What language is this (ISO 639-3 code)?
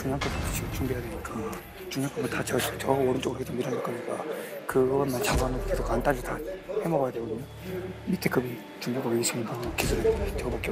kor